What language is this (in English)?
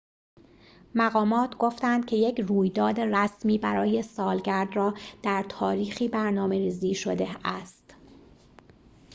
Persian